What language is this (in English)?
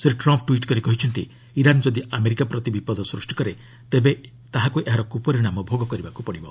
Odia